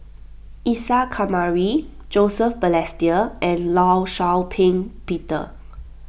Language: English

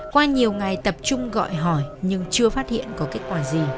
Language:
Vietnamese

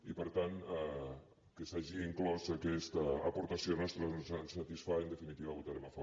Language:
Catalan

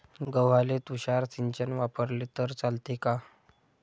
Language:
Marathi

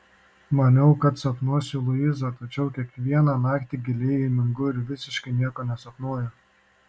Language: Lithuanian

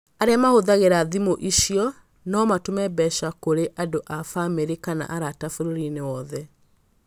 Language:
Kikuyu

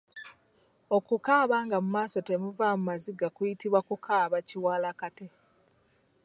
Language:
Ganda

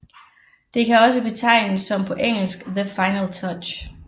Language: Danish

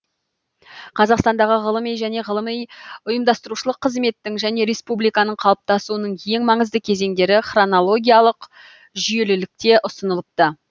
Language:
Kazakh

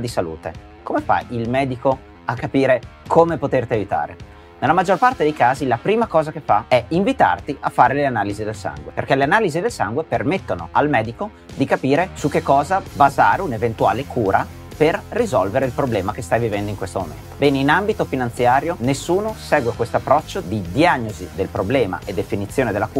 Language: Italian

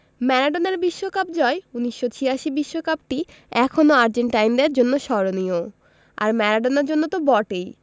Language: Bangla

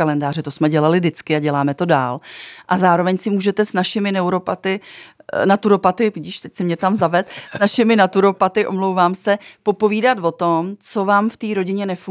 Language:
Czech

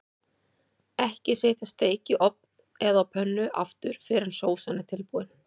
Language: Icelandic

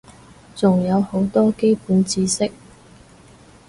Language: Cantonese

